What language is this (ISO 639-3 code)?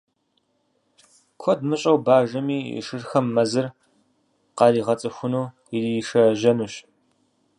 kbd